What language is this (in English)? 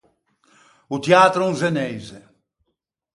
Ligurian